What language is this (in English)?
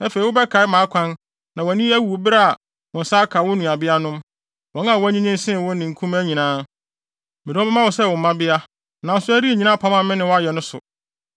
Akan